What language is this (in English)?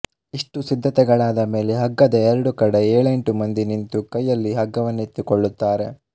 Kannada